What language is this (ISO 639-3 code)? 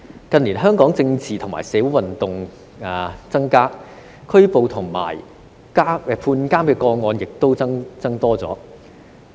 yue